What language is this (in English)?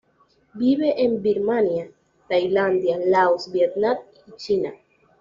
Spanish